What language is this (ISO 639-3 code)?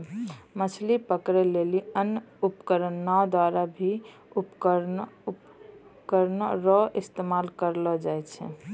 mai